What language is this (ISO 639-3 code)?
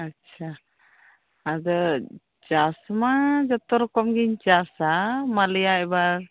sat